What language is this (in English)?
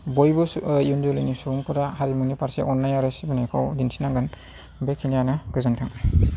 Bodo